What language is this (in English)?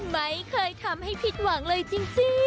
Thai